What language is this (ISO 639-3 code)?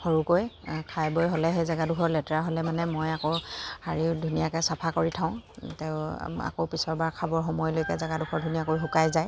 asm